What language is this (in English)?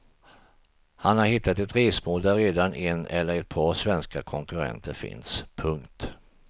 Swedish